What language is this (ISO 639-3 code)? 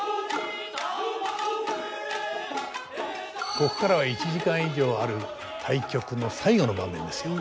jpn